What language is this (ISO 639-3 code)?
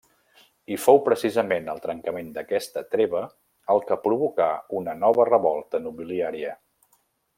cat